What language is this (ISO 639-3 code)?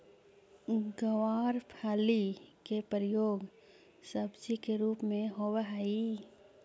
mag